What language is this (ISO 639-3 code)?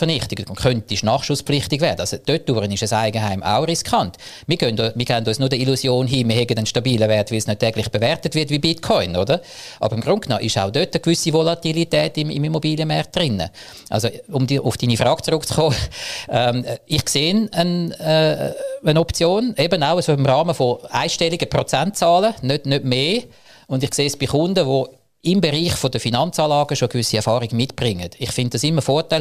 deu